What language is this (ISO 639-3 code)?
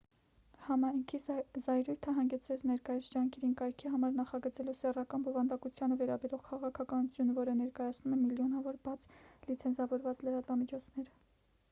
hye